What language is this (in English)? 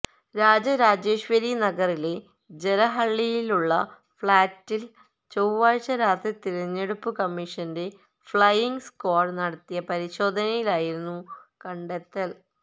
Malayalam